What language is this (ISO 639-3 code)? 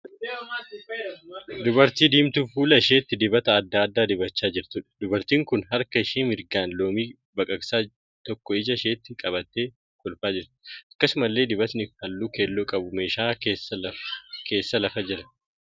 orm